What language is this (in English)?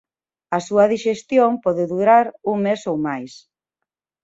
Galician